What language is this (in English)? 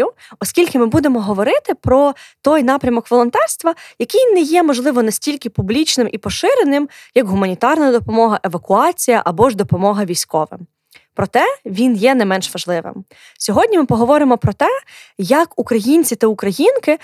Ukrainian